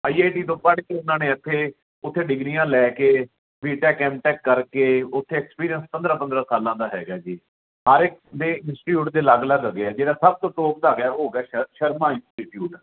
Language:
Punjabi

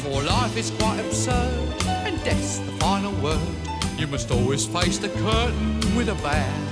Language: Hebrew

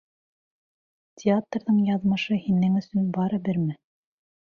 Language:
Bashkir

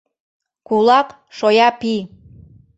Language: Mari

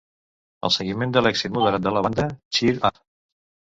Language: Catalan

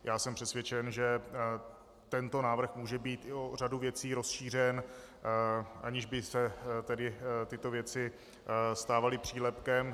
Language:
Czech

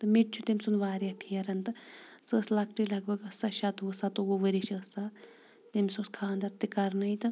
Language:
Kashmiri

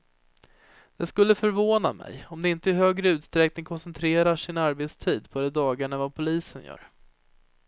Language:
Swedish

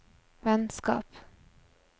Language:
Norwegian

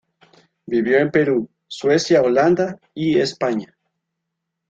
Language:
Spanish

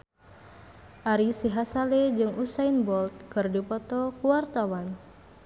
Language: Sundanese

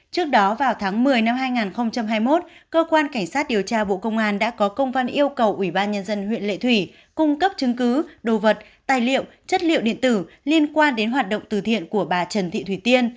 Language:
Vietnamese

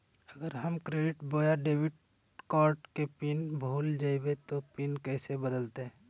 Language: Magahi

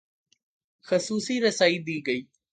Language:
Urdu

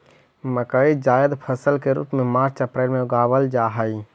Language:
Magahi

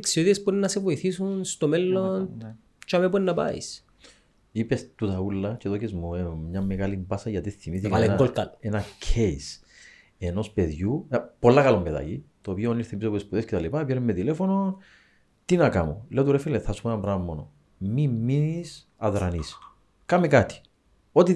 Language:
Greek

